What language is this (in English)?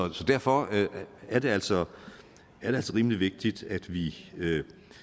Danish